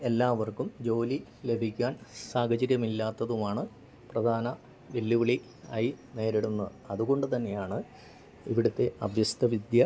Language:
Malayalam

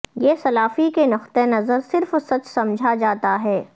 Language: Urdu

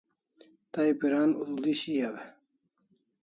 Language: Kalasha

